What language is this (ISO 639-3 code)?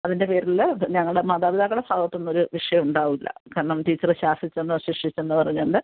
mal